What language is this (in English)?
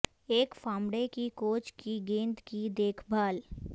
Urdu